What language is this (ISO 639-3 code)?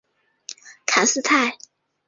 zho